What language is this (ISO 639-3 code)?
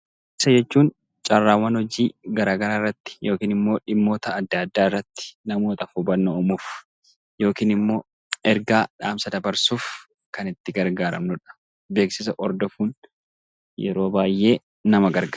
orm